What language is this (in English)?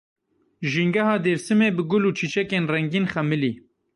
Kurdish